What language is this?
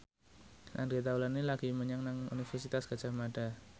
Javanese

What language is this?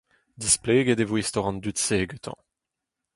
Breton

